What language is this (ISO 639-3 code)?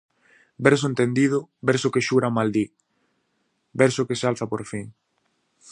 glg